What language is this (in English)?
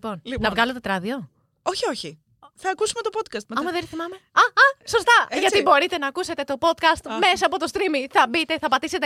Greek